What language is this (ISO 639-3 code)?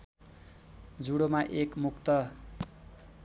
nep